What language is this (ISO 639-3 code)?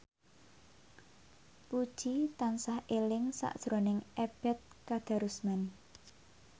jav